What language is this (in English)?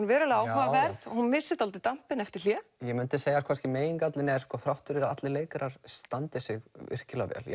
Icelandic